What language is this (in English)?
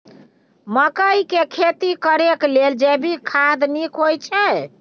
Maithili